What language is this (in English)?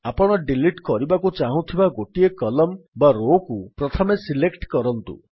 Odia